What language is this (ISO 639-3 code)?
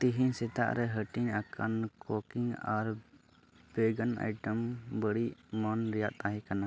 sat